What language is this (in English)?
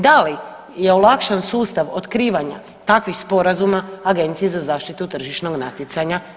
Croatian